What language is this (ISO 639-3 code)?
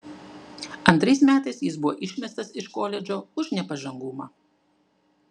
lit